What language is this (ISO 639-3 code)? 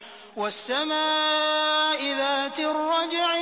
ara